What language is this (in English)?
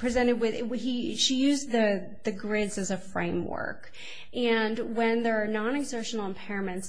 English